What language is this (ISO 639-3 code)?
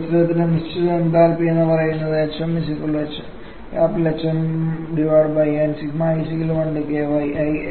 mal